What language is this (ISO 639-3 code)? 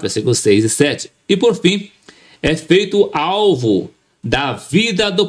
por